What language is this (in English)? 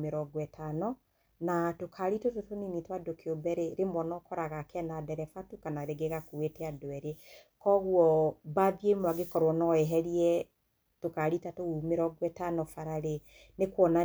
Kikuyu